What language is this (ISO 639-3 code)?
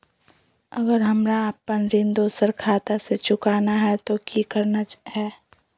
mag